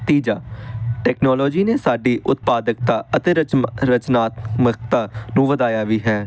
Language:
Punjabi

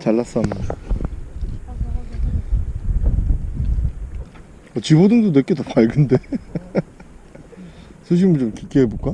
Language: Korean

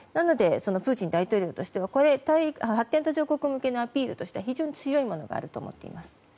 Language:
Japanese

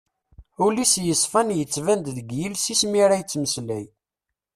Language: Kabyle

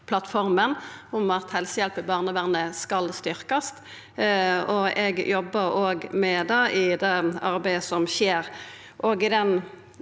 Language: Norwegian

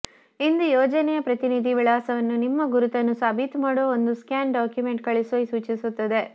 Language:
Kannada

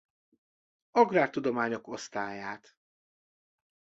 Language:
Hungarian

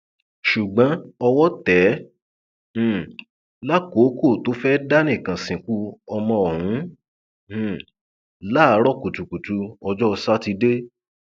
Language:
Yoruba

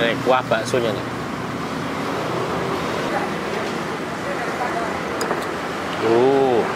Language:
Indonesian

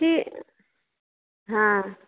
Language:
Maithili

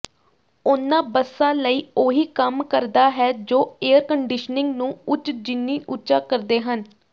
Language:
Punjabi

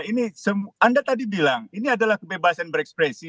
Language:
Indonesian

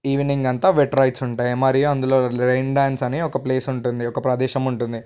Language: Telugu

